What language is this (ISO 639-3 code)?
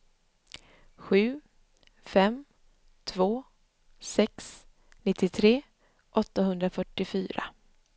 swe